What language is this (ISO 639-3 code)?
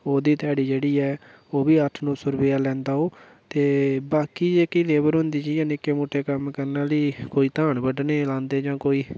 doi